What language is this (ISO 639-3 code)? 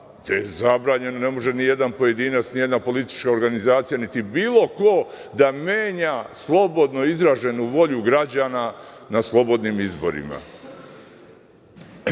srp